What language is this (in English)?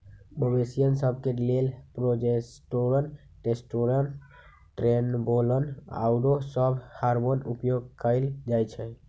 Magahi